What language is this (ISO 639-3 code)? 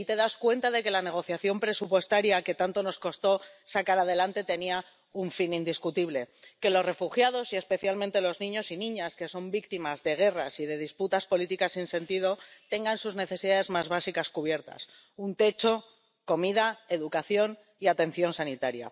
spa